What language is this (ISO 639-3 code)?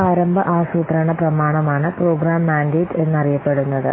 mal